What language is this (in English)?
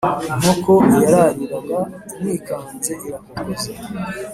Kinyarwanda